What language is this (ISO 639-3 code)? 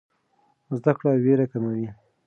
pus